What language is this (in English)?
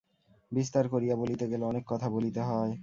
Bangla